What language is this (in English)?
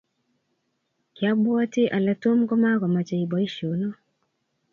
Kalenjin